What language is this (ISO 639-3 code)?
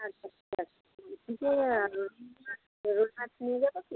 ben